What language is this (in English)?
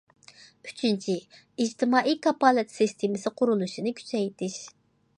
Uyghur